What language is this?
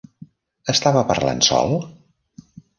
Catalan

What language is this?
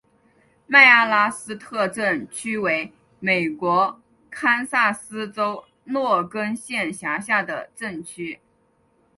Chinese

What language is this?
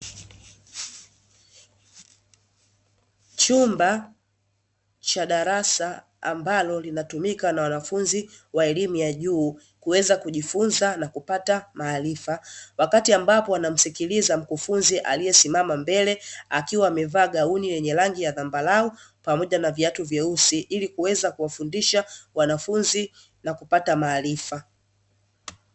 Swahili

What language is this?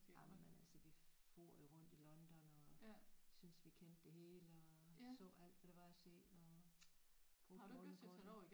Danish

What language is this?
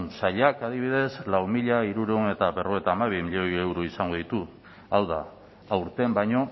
Basque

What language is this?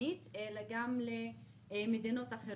Hebrew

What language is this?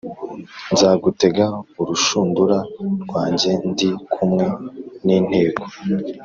Kinyarwanda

